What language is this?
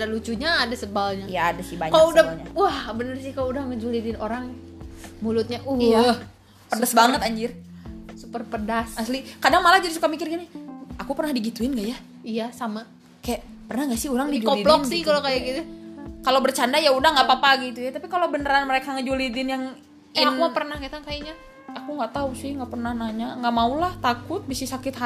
Indonesian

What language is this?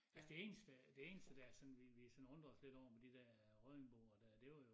Danish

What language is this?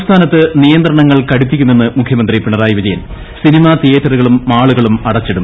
Malayalam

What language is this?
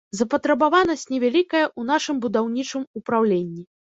Belarusian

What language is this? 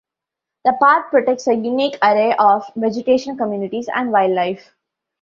English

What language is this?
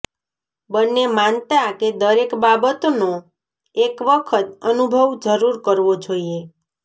Gujarati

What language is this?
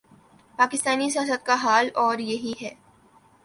Urdu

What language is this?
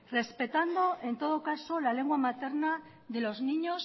Spanish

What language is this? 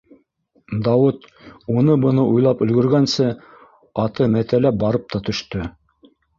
Bashkir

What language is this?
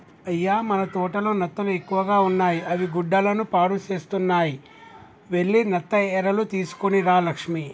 Telugu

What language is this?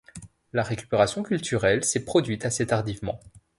French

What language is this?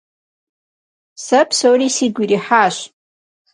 Kabardian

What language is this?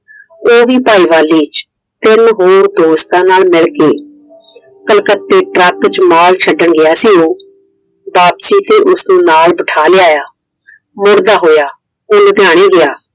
Punjabi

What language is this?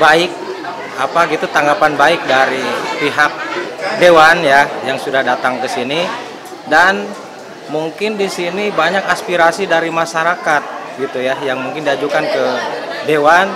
Indonesian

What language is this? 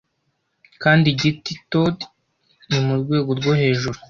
Kinyarwanda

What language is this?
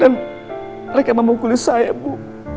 Indonesian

